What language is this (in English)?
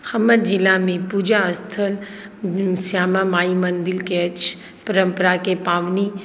Maithili